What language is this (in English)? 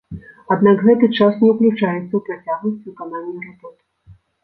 Belarusian